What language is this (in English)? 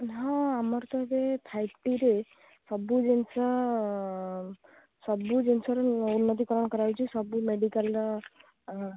Odia